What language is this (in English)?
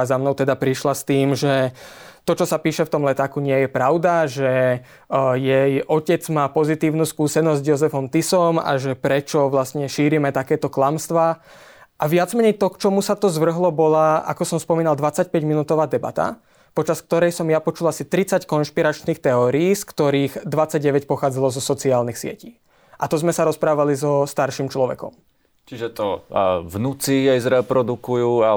Slovak